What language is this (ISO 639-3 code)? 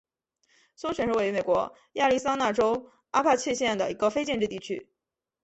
zho